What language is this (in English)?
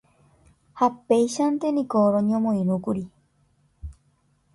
Guarani